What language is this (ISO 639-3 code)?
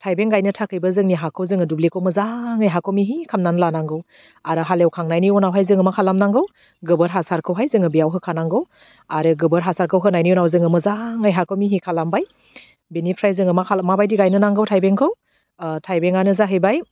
brx